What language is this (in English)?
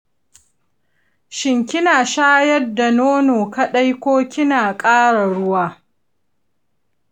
Hausa